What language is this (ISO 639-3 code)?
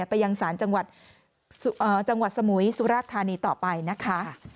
tha